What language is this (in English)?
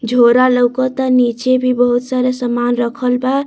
Bhojpuri